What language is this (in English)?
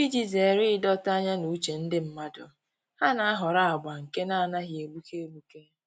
Igbo